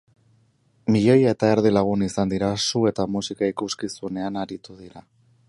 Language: Basque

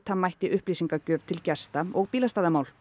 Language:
Icelandic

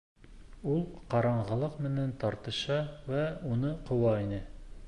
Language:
Bashkir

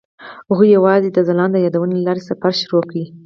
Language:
Pashto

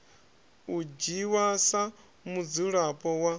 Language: Venda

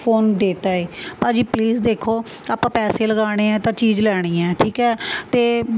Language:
Punjabi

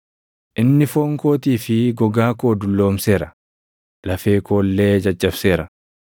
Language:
Oromo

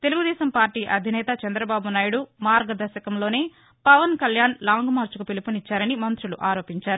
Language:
Telugu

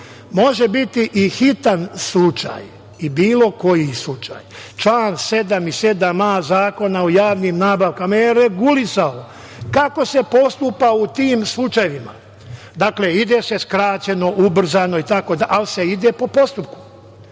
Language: Serbian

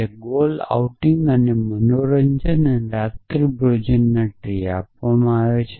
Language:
Gujarati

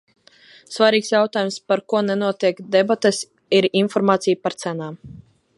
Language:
Latvian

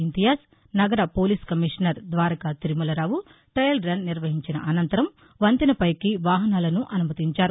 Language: Telugu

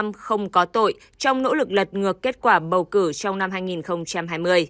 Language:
Vietnamese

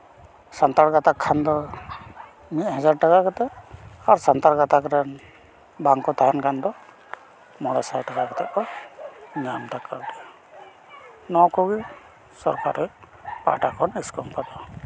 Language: Santali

